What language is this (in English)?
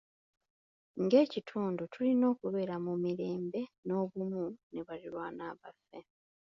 Ganda